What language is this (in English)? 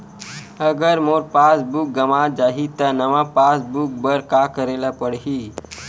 Chhattisgarhi